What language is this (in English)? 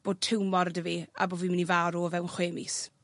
Welsh